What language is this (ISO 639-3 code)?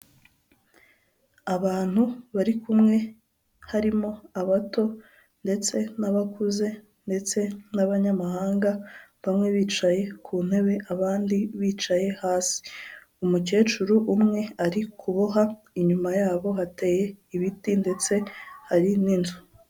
kin